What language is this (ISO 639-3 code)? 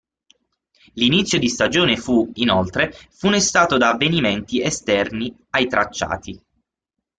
ita